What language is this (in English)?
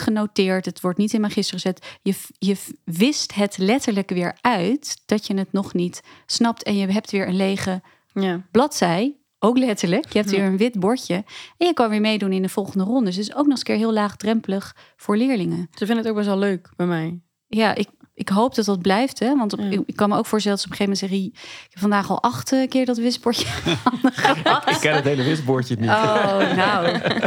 Dutch